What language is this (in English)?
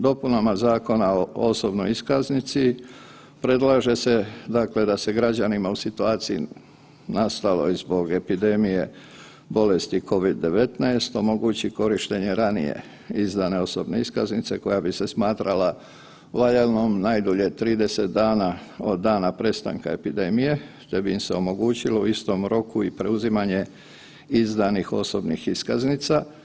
Croatian